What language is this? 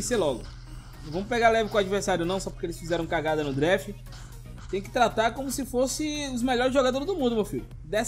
Portuguese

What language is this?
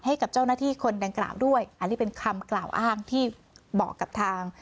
Thai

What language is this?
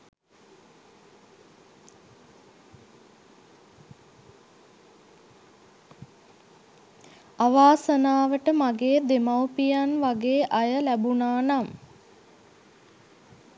Sinhala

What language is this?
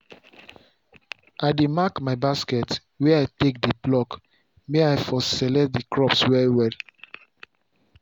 Nigerian Pidgin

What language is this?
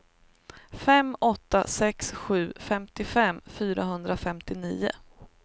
Swedish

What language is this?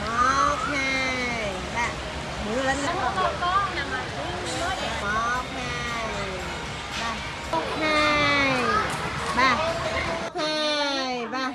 Vietnamese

